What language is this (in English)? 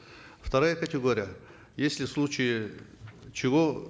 Kazakh